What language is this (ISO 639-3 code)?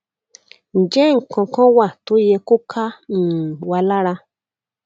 yor